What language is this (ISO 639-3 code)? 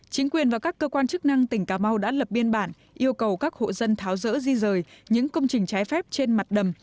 vie